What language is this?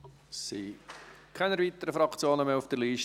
Swiss German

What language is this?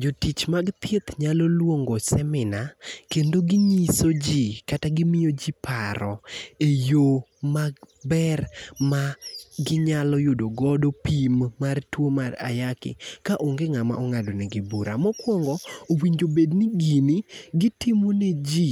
Luo (Kenya and Tanzania)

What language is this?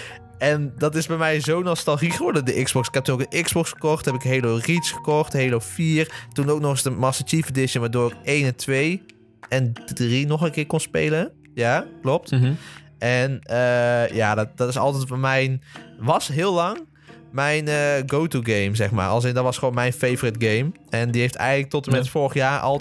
Dutch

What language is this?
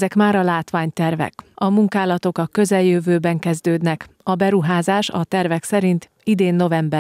Hungarian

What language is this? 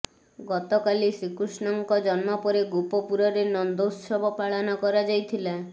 Odia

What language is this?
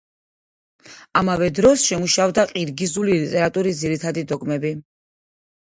Georgian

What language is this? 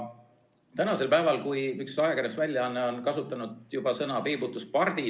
Estonian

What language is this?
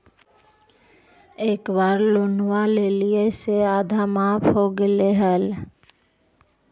Magahi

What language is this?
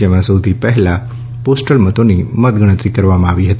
Gujarati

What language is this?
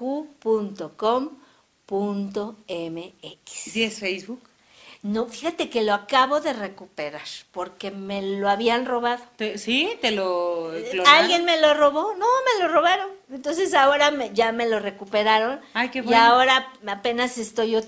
Spanish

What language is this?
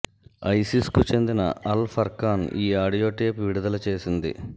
Telugu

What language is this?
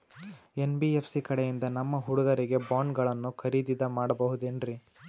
Kannada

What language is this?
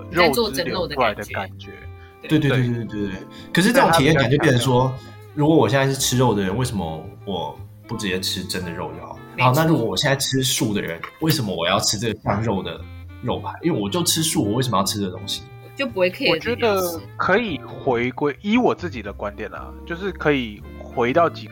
Chinese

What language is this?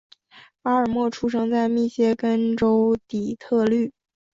Chinese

